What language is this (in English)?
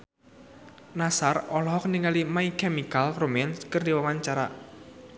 Sundanese